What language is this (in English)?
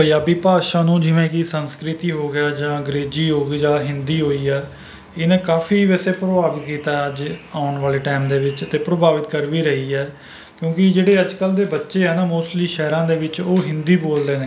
Punjabi